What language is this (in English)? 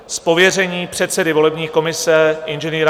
Czech